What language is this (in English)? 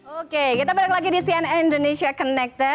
Indonesian